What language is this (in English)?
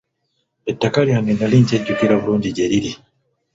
Ganda